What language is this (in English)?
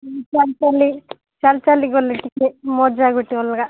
Odia